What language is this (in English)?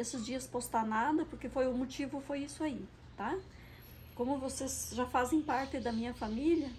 Portuguese